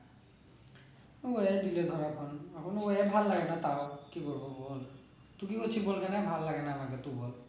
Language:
Bangla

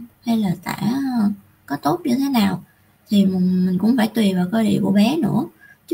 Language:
Vietnamese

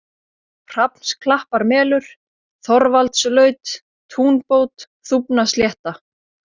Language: Icelandic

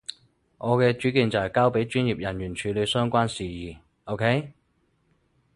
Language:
Cantonese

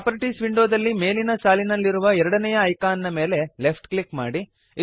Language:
Kannada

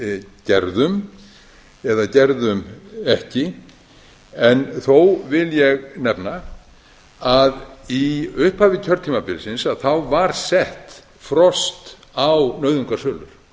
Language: Icelandic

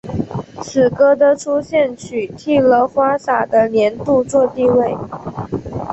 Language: Chinese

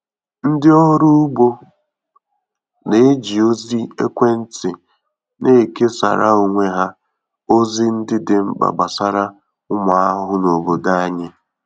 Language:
Igbo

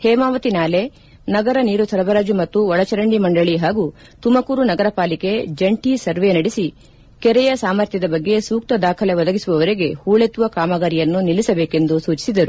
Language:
Kannada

